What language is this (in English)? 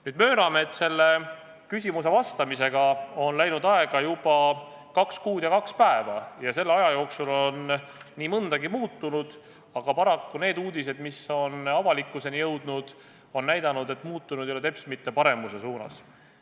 Estonian